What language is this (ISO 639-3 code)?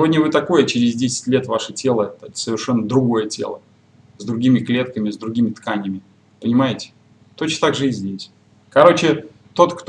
rus